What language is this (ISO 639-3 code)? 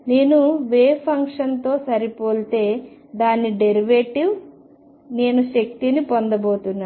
tel